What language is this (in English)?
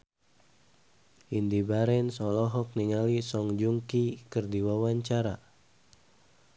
Sundanese